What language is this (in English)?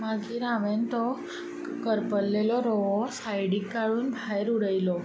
Konkani